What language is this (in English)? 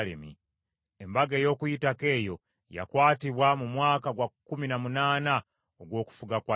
Ganda